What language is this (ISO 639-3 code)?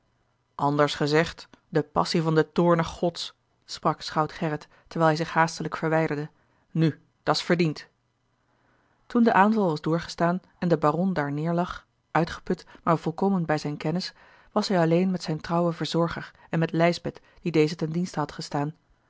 nld